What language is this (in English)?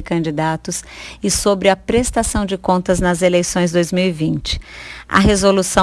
Portuguese